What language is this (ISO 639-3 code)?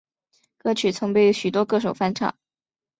zho